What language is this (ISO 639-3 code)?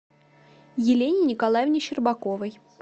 rus